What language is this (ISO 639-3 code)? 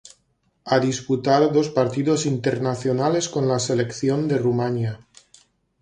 spa